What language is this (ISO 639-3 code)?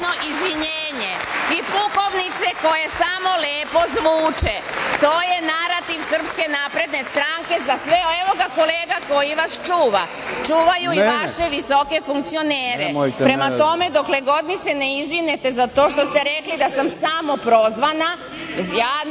srp